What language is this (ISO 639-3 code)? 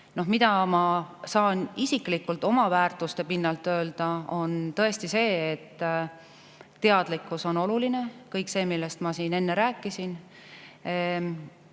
est